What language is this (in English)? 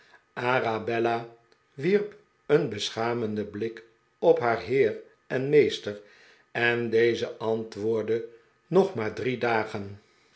Dutch